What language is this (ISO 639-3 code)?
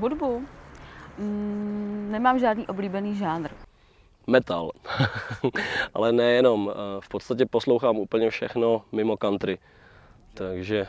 ces